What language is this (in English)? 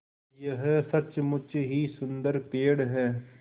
Hindi